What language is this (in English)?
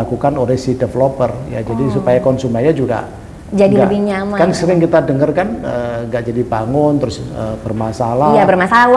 Indonesian